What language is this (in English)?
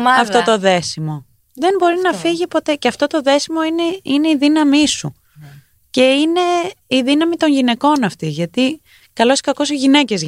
Greek